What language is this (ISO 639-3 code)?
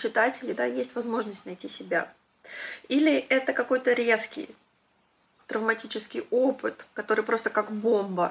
rus